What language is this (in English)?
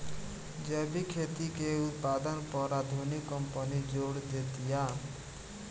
Bhojpuri